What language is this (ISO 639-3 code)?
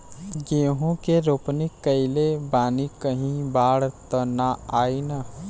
bho